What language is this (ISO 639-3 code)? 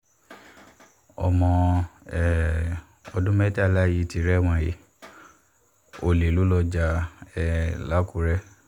yor